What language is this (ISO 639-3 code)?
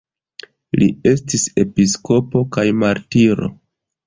epo